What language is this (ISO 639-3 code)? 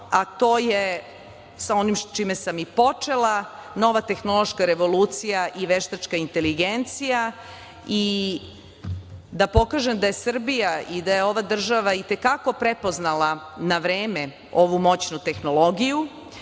srp